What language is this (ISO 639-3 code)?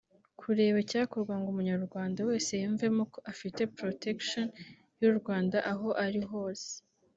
kin